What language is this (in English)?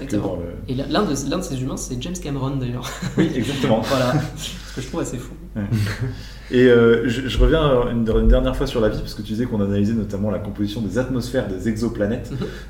French